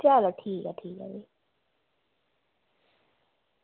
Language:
Dogri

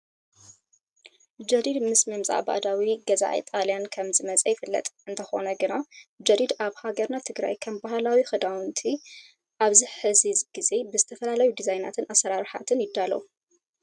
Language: Tigrinya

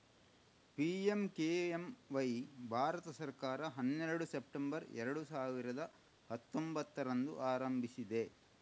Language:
Kannada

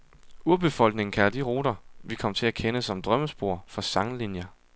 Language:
Danish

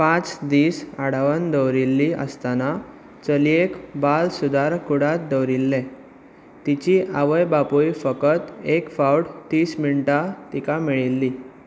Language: Konkani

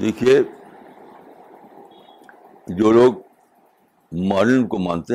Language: Urdu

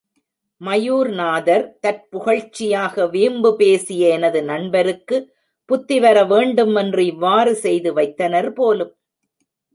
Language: Tamil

